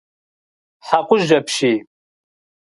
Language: Kabardian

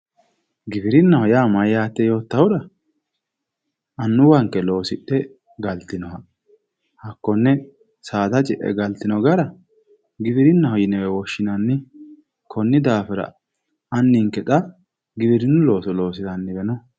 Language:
Sidamo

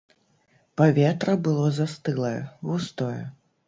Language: Belarusian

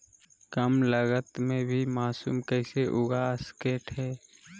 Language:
Magahi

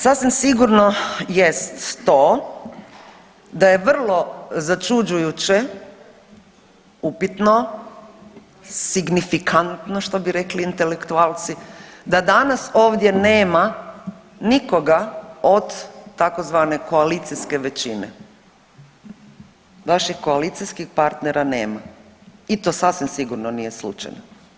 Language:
Croatian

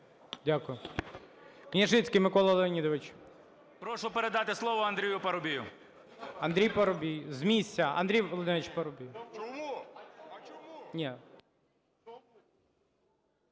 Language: Ukrainian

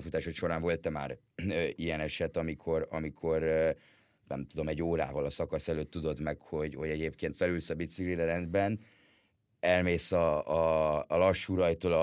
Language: Hungarian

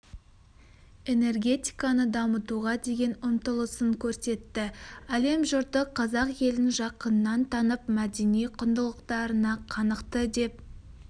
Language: Kazakh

